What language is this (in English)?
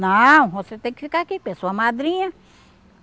Portuguese